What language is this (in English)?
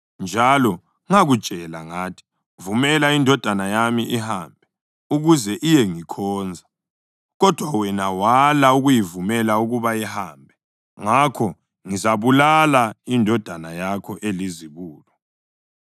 North Ndebele